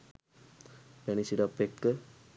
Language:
Sinhala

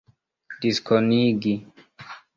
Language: Esperanto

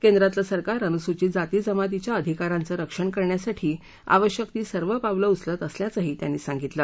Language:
Marathi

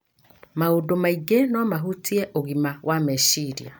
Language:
Kikuyu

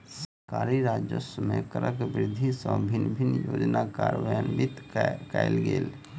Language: Maithili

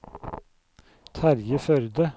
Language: Norwegian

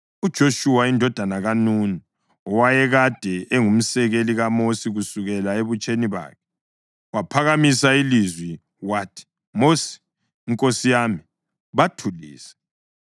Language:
North Ndebele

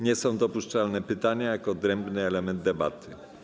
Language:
Polish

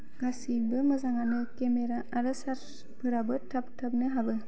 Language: Bodo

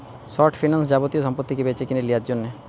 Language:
Bangla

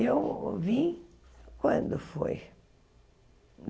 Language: Portuguese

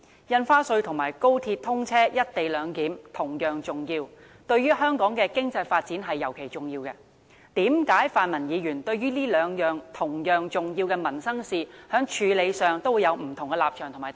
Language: Cantonese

